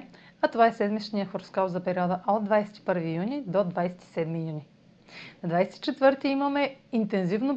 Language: Bulgarian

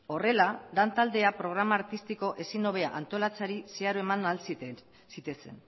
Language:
Basque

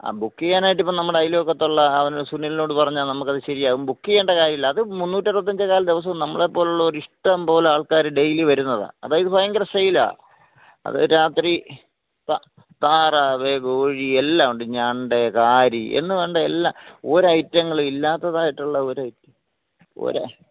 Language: Malayalam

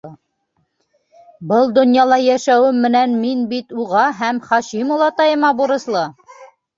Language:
Bashkir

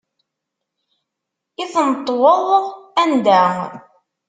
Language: Kabyle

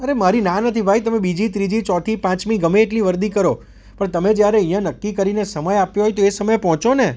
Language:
Gujarati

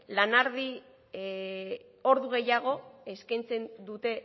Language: Basque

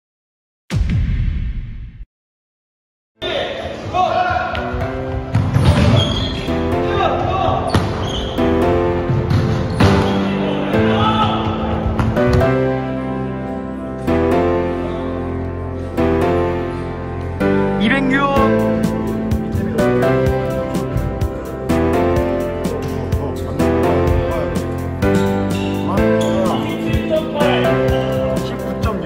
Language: Korean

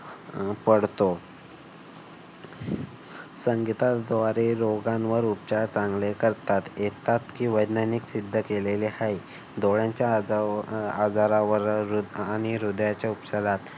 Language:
Marathi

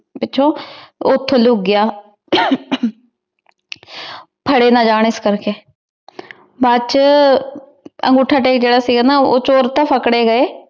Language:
Punjabi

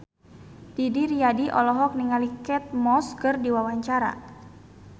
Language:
Sundanese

